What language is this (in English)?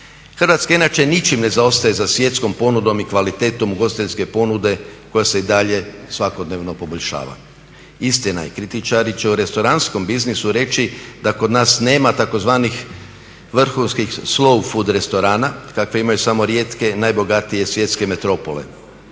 Croatian